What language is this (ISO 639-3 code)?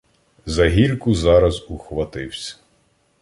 ukr